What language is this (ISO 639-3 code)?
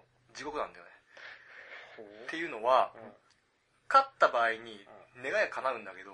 jpn